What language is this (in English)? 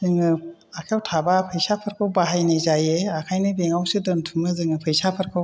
Bodo